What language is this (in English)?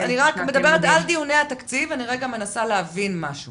Hebrew